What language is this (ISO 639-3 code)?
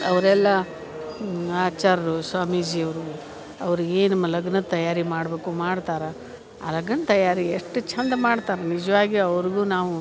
kan